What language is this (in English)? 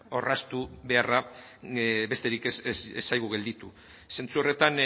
Basque